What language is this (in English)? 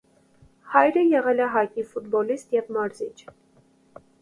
Armenian